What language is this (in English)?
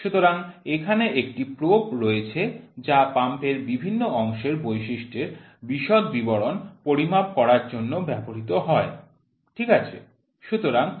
Bangla